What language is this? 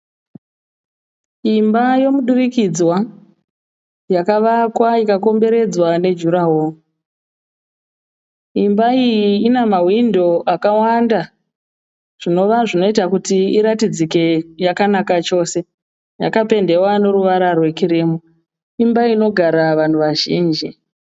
Shona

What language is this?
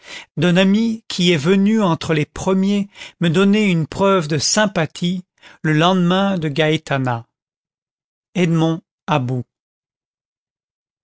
French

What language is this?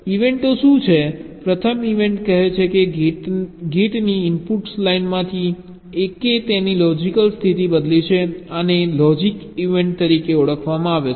Gujarati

